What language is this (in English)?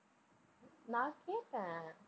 Tamil